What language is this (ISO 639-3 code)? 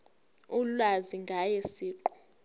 zul